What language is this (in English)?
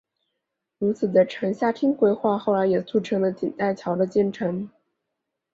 Chinese